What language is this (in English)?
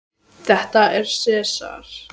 Icelandic